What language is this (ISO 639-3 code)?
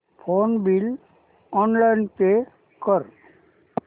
mar